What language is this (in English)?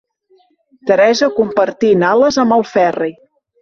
Catalan